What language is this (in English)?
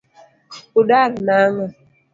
Luo (Kenya and Tanzania)